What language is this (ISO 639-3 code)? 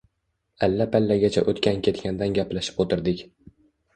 uzb